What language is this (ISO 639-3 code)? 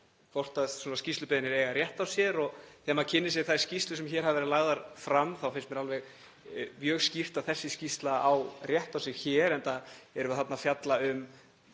isl